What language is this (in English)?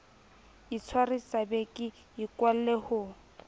Southern Sotho